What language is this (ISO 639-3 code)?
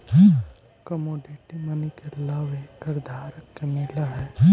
mag